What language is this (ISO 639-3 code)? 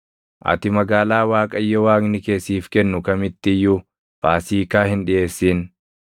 orm